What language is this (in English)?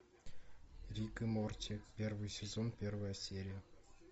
Russian